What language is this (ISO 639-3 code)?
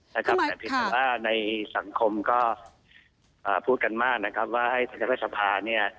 tha